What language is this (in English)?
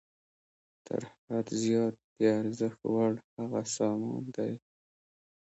Pashto